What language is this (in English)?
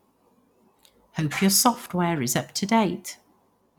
English